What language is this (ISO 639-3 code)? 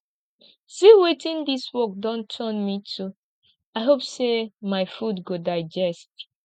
pcm